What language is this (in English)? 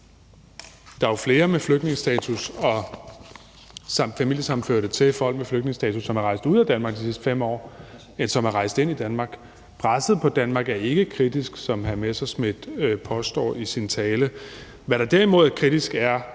Danish